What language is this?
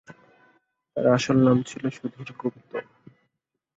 Bangla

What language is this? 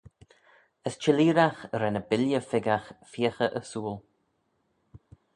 Manx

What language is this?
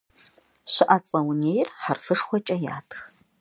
Kabardian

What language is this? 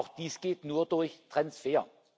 German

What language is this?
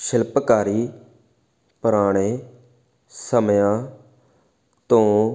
Punjabi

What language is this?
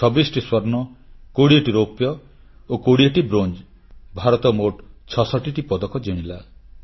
Odia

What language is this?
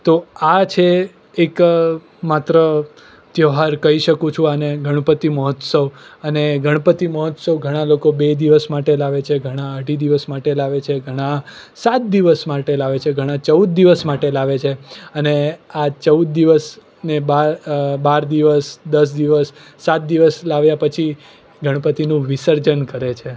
Gujarati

